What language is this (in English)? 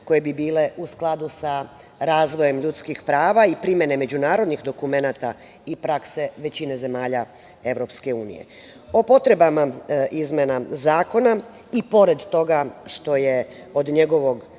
Serbian